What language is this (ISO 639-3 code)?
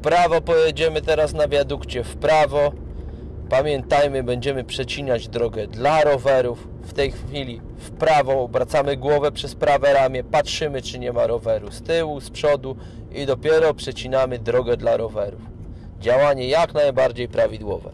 pol